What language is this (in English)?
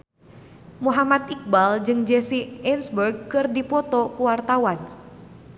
Sundanese